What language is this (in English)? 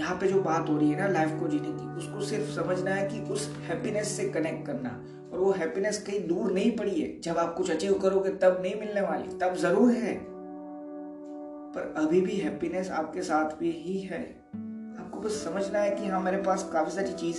Hindi